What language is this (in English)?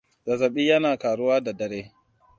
Hausa